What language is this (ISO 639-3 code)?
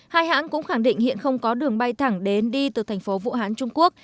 vie